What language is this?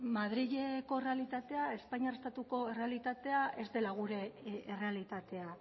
Basque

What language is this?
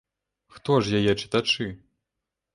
Belarusian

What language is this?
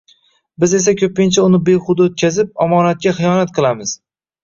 Uzbek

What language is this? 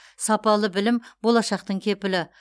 Kazakh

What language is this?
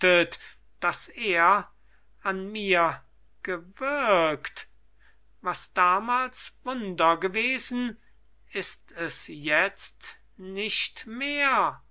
German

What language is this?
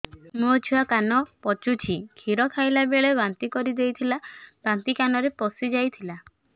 Odia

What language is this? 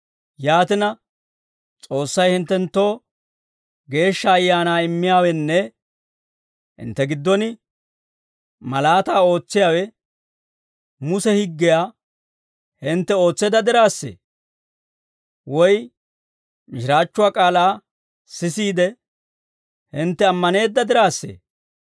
Dawro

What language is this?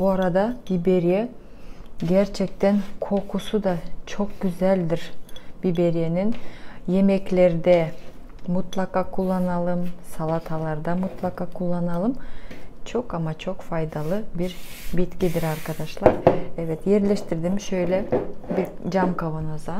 Turkish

